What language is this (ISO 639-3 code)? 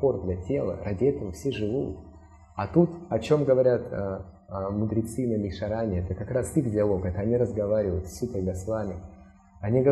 rus